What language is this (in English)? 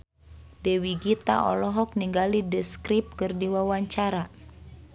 Sundanese